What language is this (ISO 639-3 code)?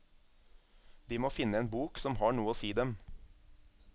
nor